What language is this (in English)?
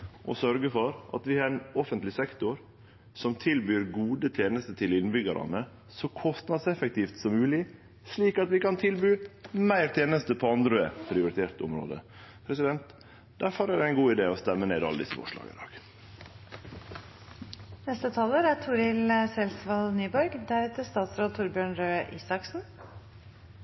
Norwegian Nynorsk